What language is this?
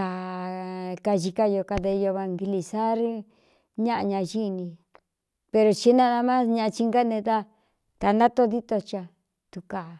Cuyamecalco Mixtec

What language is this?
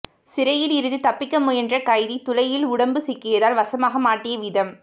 Tamil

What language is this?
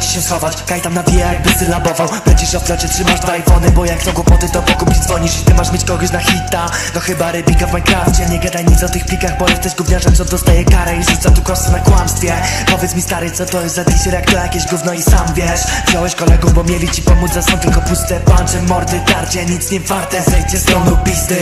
Polish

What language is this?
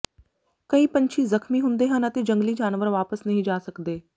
Punjabi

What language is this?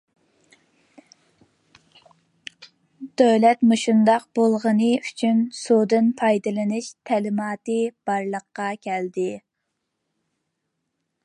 Uyghur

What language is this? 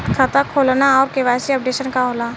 Bhojpuri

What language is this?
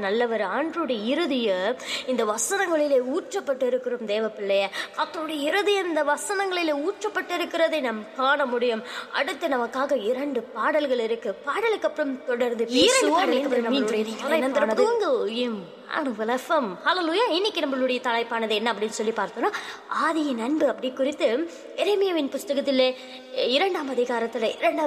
Tamil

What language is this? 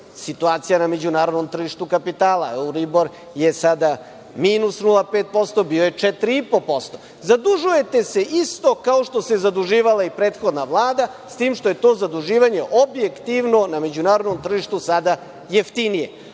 Serbian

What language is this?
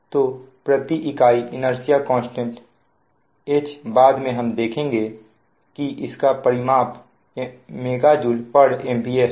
Hindi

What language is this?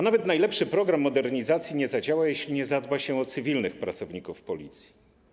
Polish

